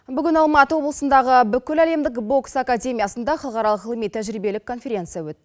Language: Kazakh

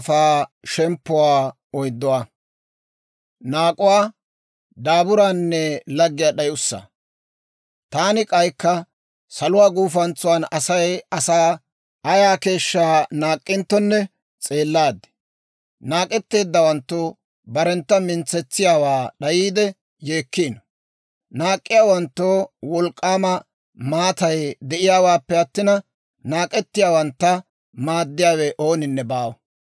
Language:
Dawro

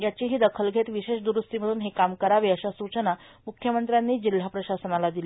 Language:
Marathi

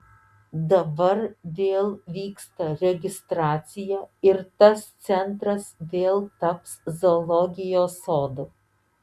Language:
Lithuanian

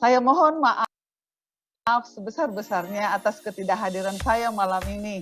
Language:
Indonesian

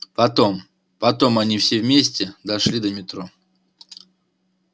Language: Russian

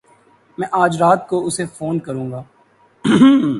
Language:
Urdu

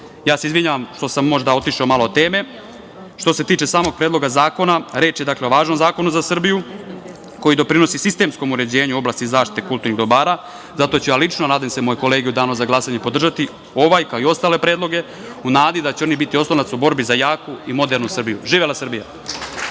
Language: Serbian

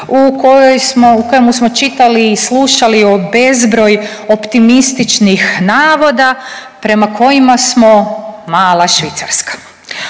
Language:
Croatian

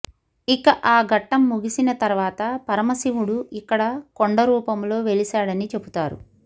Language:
Telugu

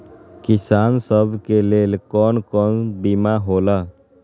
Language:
Magahi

